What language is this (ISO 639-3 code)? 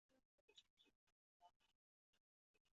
zho